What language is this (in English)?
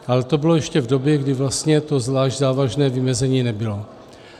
Czech